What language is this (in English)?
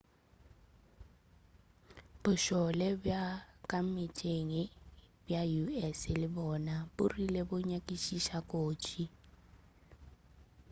Northern Sotho